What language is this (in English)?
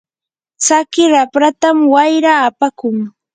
Yanahuanca Pasco Quechua